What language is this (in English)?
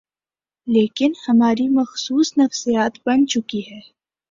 Urdu